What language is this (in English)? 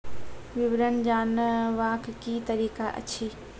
Maithili